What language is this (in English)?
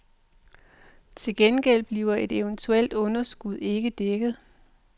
Danish